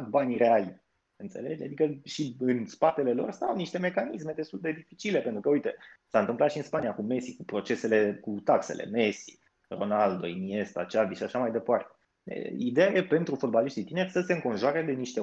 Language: Romanian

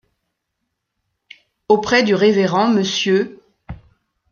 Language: French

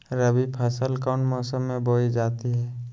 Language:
Magahi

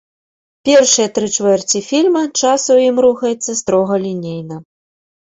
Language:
Belarusian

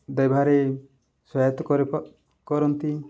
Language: Odia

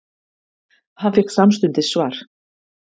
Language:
Icelandic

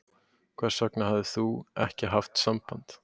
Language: Icelandic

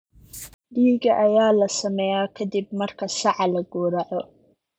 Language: Somali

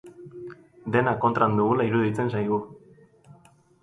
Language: Basque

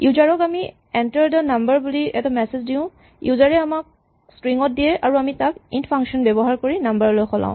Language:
Assamese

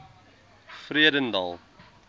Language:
Afrikaans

